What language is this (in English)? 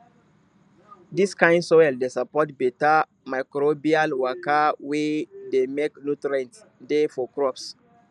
Nigerian Pidgin